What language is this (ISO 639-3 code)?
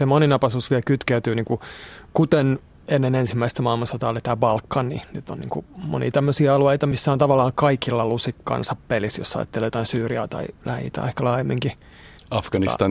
fin